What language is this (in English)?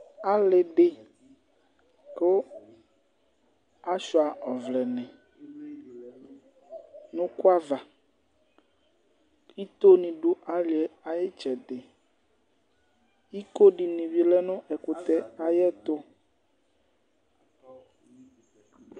Ikposo